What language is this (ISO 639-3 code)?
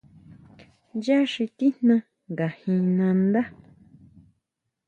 mau